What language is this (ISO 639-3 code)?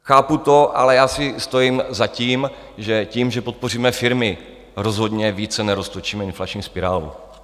ces